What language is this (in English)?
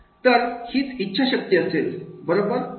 Marathi